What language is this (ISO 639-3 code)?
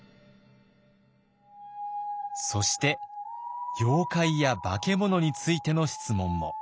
jpn